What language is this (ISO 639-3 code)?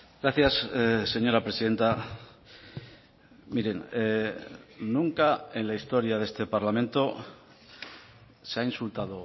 spa